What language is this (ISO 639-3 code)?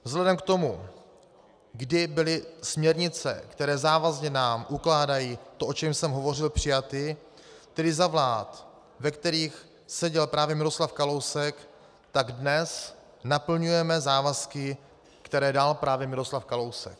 ces